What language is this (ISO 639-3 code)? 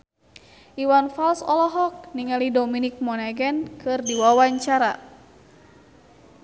sun